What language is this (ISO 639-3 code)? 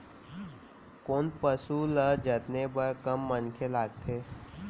hne